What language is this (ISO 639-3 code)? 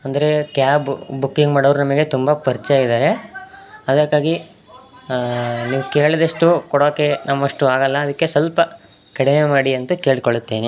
kan